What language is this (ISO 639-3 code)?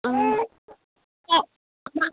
sat